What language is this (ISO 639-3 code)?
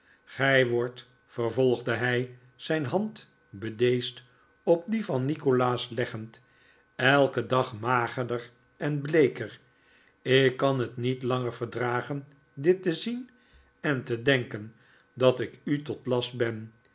nld